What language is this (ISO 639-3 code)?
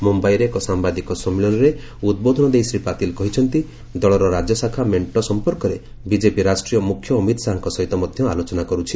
ori